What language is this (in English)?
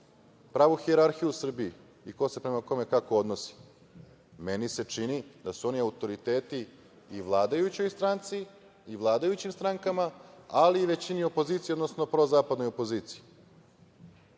Serbian